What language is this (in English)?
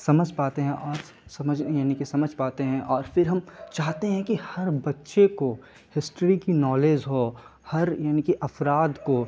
Urdu